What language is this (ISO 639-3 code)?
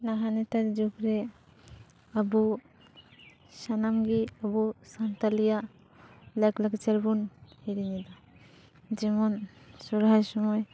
sat